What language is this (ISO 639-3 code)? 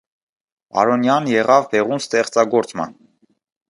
hye